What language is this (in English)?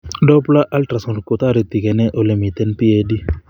Kalenjin